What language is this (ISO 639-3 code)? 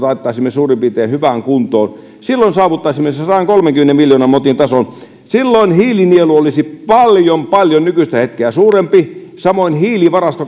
fin